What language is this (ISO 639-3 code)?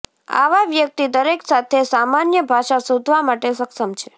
guj